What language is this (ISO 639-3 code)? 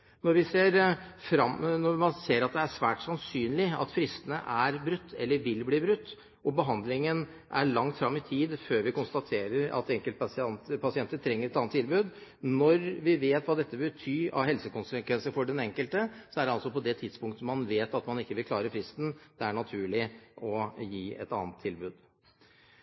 nob